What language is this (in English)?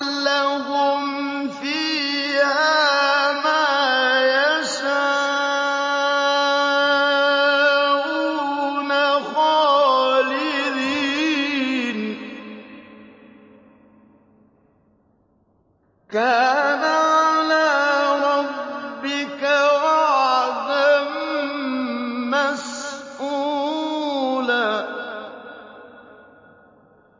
Arabic